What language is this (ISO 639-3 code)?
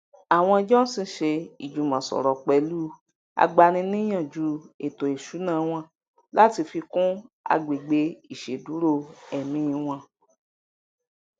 yor